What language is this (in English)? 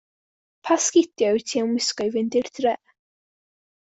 Welsh